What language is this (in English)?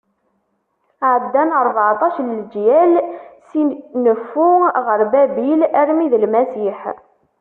Kabyle